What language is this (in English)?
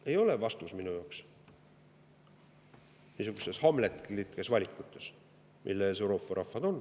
Estonian